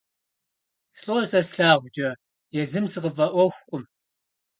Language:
Kabardian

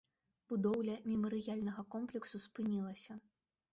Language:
Belarusian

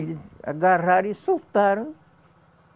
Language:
Portuguese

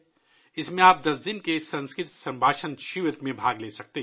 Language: Urdu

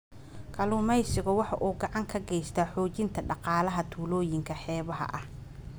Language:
Somali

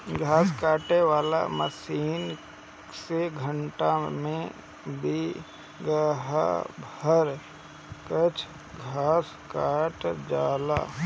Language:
Bhojpuri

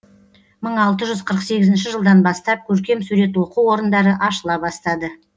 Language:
Kazakh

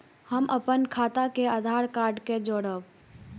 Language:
Maithili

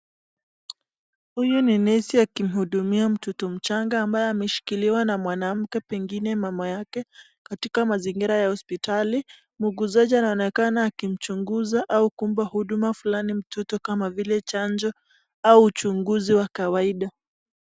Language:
Swahili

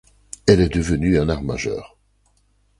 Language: French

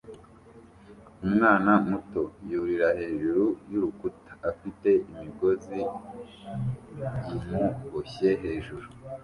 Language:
Kinyarwanda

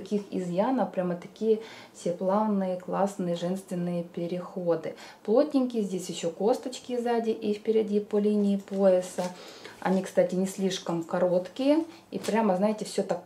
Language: Russian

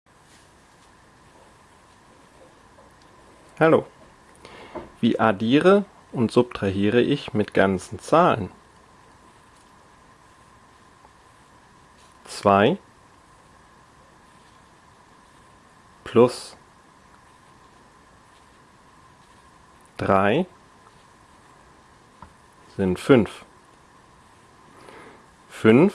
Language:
German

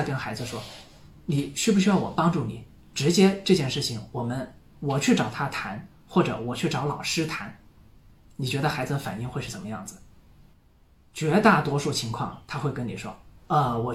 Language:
Chinese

